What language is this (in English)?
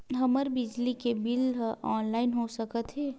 Chhattisgarhi